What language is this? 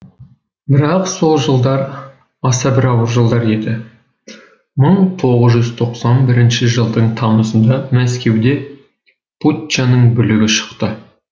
Kazakh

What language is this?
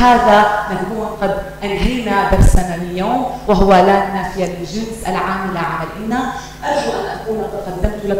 Arabic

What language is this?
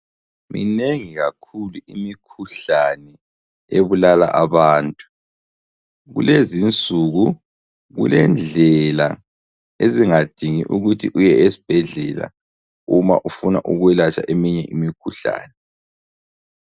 North Ndebele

